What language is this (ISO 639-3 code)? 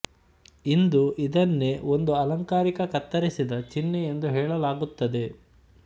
kan